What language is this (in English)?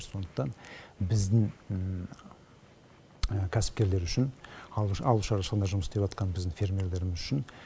Kazakh